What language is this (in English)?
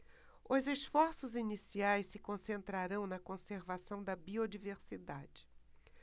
Portuguese